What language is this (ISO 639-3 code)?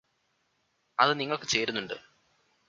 mal